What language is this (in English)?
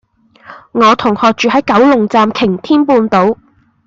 Cantonese